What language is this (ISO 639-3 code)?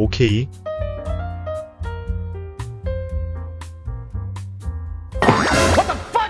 kor